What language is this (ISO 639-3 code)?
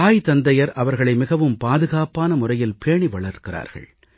tam